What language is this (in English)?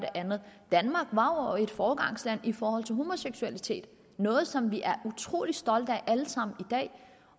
Danish